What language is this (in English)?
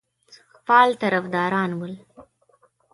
Pashto